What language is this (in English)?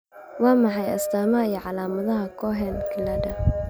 Somali